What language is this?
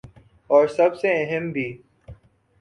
Urdu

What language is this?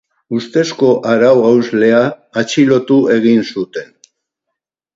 Basque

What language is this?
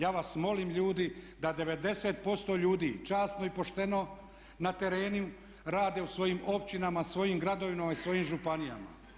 Croatian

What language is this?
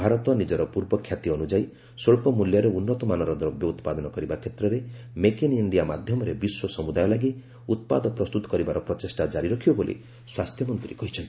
Odia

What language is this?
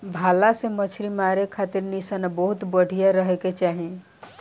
Bhojpuri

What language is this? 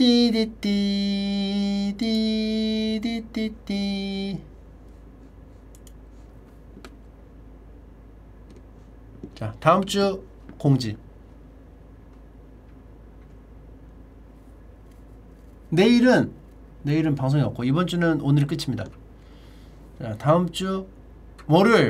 Korean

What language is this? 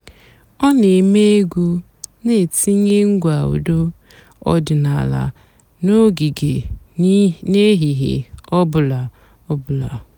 Igbo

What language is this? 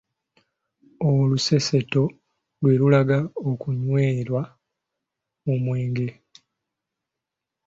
Ganda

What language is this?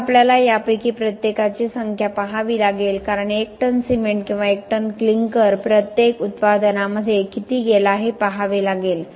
Marathi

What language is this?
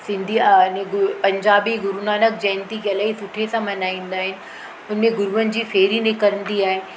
Sindhi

